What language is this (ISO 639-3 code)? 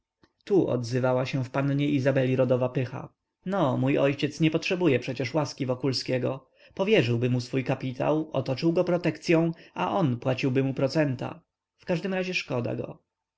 pol